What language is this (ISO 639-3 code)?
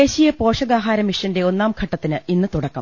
mal